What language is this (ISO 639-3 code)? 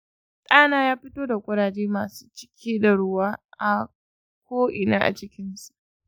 hau